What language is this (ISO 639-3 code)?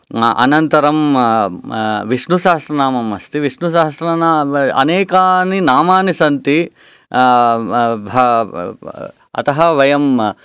san